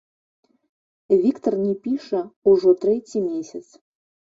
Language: Belarusian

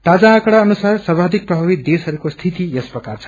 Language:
Nepali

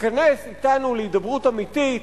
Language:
Hebrew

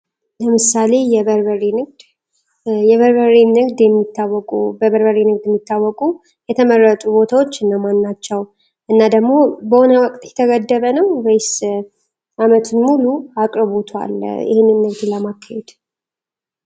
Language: Amharic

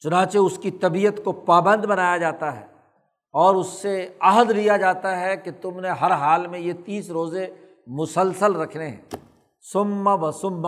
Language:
Urdu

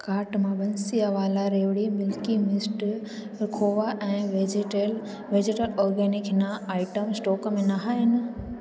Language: Sindhi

